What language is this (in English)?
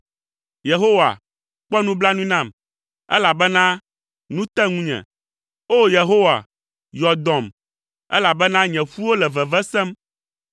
Ewe